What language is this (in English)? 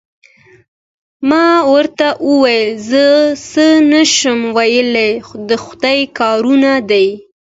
Pashto